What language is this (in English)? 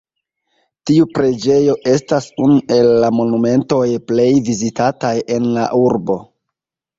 Esperanto